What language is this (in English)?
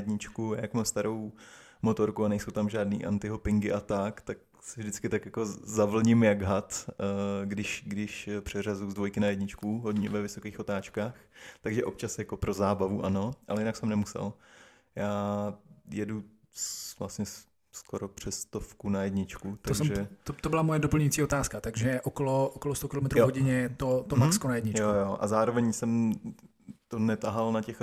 Czech